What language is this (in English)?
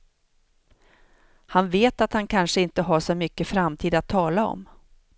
Swedish